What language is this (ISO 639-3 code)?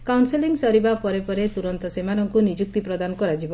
ori